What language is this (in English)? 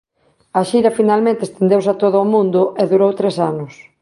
Galician